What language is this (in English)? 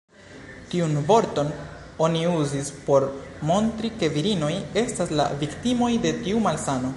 Esperanto